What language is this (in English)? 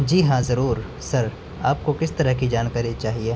Urdu